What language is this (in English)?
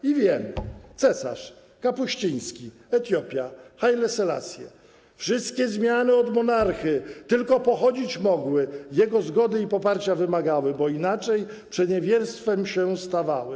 Polish